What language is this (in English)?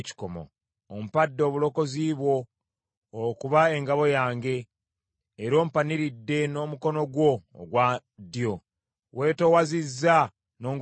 Ganda